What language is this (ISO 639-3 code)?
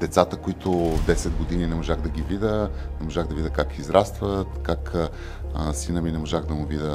bul